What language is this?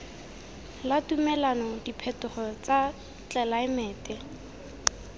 Tswana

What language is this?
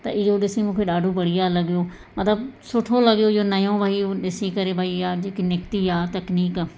Sindhi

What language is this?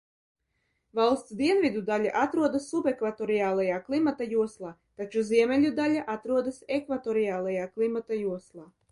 Latvian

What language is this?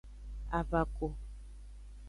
Aja (Benin)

